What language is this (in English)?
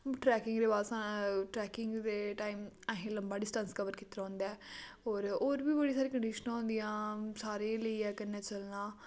Dogri